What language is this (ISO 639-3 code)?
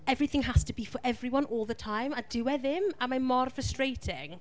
cym